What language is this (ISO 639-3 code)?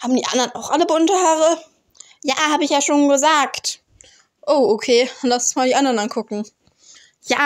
deu